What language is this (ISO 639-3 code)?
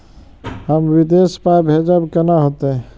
mai